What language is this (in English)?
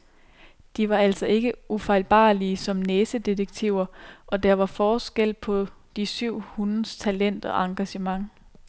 Danish